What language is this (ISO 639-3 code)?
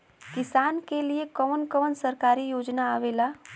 bho